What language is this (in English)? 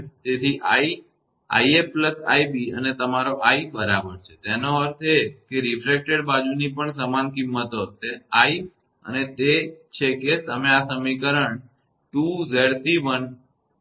Gujarati